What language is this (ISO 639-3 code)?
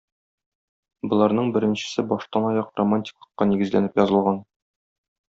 tat